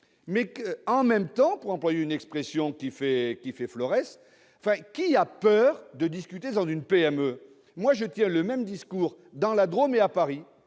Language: French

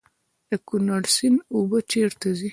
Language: Pashto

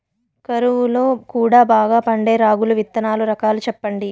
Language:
Telugu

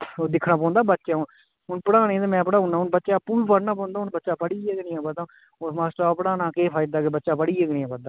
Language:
Dogri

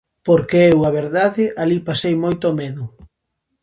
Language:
Galician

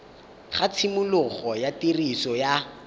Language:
Tswana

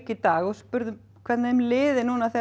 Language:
Icelandic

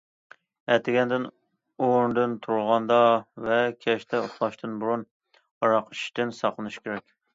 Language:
Uyghur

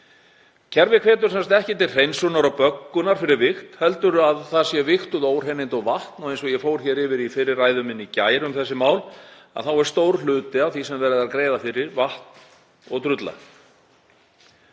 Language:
Icelandic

